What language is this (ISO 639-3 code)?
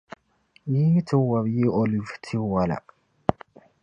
dag